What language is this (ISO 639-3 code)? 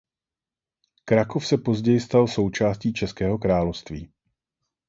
ces